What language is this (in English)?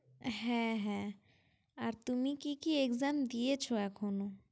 Bangla